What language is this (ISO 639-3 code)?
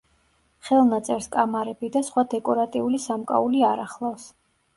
kat